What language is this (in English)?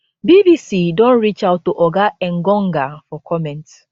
Nigerian Pidgin